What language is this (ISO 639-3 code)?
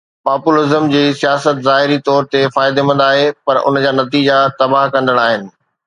snd